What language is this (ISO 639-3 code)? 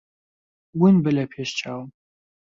ckb